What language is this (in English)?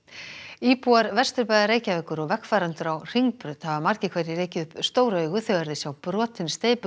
Icelandic